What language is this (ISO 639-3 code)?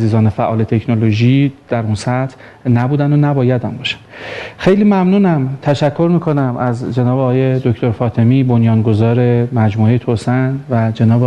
fas